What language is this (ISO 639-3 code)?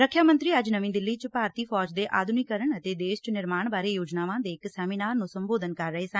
pan